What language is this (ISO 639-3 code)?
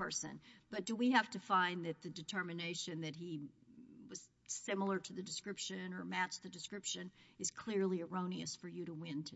eng